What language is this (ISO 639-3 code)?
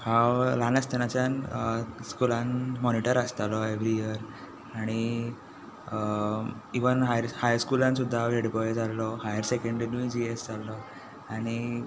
kok